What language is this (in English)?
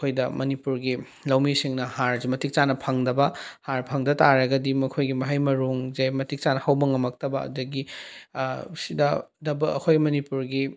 Manipuri